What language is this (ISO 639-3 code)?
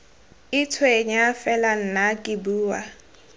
tsn